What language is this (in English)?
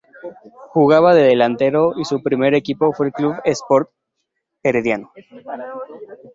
Spanish